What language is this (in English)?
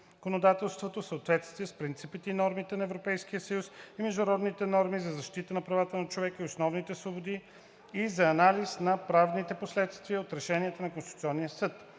Bulgarian